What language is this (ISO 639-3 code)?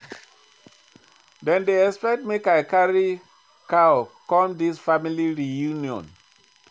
pcm